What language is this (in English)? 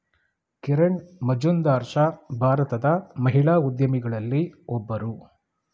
Kannada